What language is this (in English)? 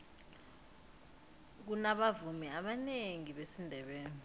South Ndebele